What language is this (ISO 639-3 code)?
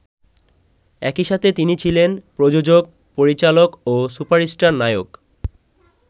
ben